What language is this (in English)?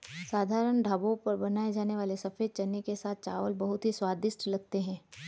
Hindi